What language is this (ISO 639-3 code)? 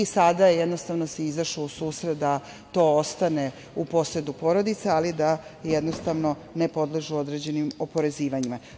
srp